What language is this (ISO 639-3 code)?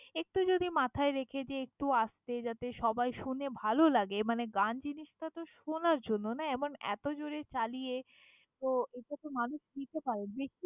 ben